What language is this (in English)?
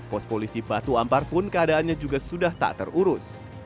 Indonesian